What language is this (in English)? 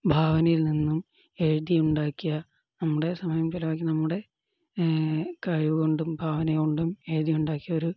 Malayalam